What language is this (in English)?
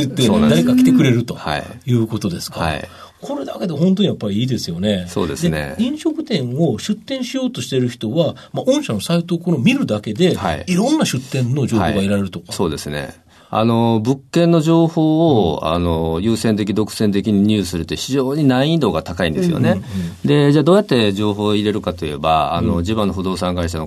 Japanese